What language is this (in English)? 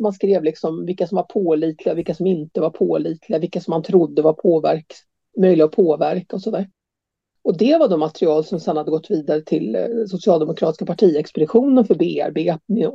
Swedish